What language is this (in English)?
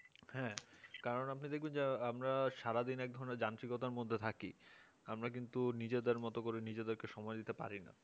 Bangla